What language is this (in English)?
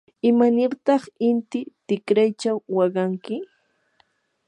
Yanahuanca Pasco Quechua